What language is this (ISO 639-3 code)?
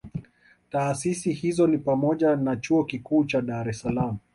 swa